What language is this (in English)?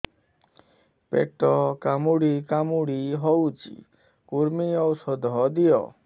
Odia